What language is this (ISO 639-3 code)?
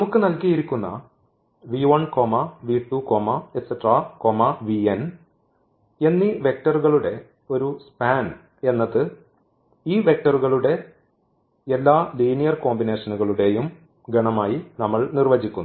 mal